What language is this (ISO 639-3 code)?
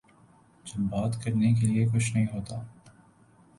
urd